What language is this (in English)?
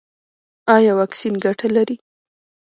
Pashto